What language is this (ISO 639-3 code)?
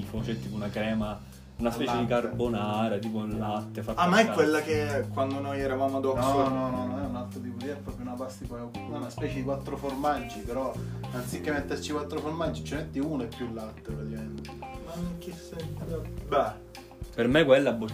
ita